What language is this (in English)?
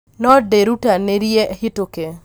Kikuyu